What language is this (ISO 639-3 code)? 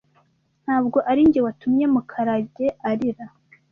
kin